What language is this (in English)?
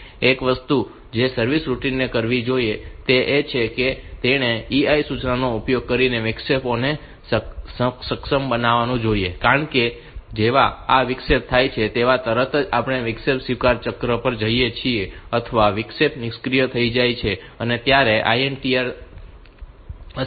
Gujarati